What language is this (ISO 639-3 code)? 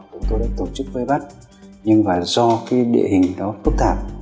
vie